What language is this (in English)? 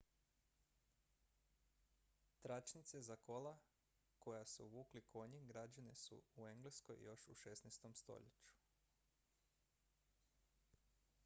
Croatian